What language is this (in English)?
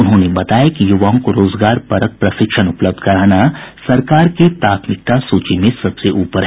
Hindi